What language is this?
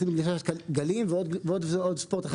Hebrew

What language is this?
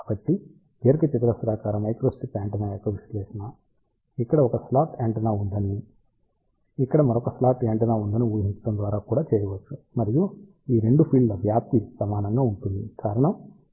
Telugu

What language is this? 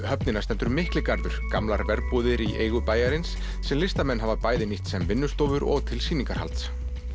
Icelandic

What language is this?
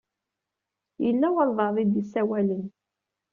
Kabyle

